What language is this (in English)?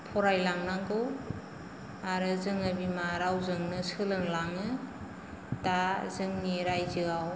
Bodo